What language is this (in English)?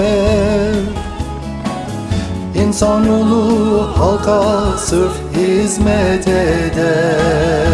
Turkish